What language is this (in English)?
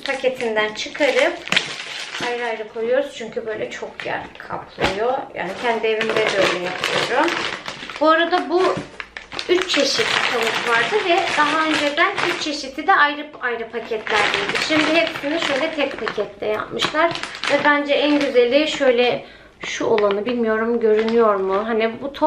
Turkish